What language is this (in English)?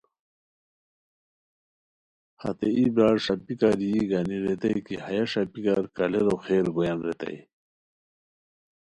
Khowar